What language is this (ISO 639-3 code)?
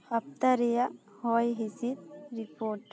sat